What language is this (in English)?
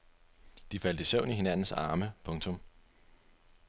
Danish